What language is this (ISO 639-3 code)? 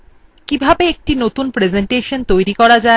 ben